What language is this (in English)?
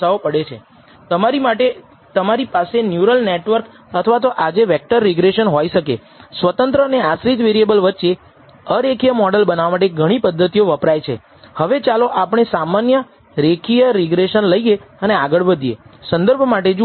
Gujarati